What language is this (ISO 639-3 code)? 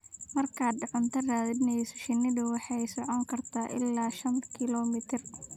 som